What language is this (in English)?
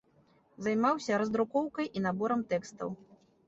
Belarusian